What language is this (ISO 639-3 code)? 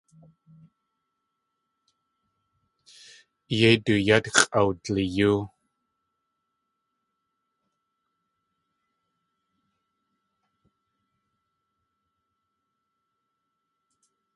tli